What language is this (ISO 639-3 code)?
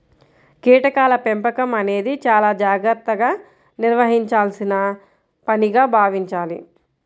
tel